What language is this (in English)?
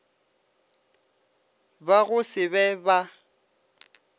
Northern Sotho